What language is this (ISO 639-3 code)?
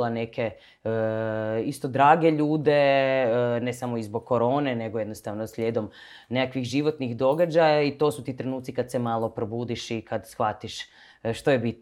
hrv